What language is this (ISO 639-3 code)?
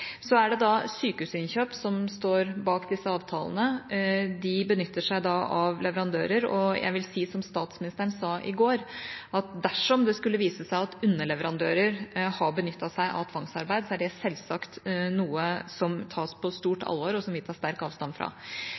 nob